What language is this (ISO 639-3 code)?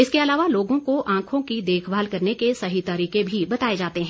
hin